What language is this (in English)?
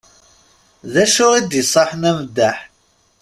Kabyle